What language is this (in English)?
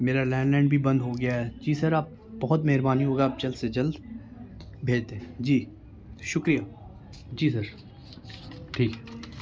Urdu